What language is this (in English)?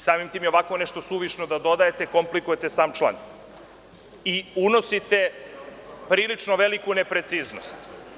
Serbian